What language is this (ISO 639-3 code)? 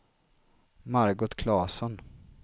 swe